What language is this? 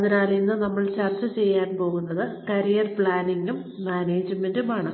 Malayalam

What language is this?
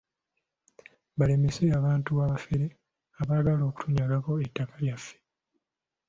Ganda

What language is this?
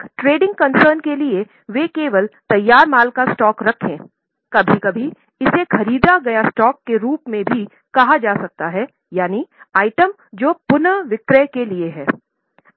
Hindi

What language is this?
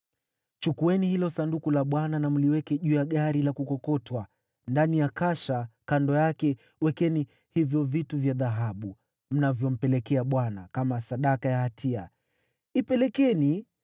Swahili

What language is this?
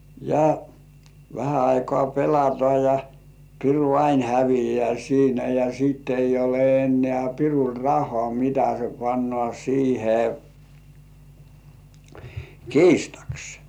Finnish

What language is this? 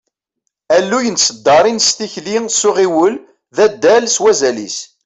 Kabyle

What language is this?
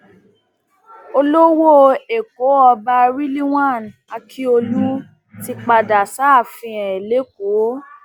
Yoruba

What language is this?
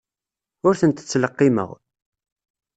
Kabyle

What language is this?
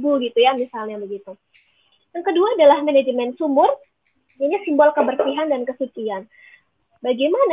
Indonesian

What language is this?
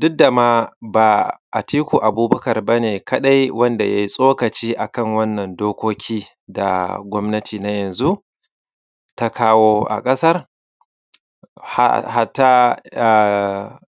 Hausa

